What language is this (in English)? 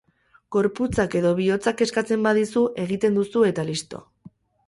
Basque